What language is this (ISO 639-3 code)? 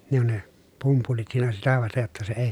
fin